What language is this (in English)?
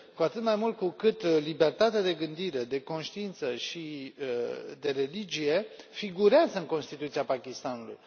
Romanian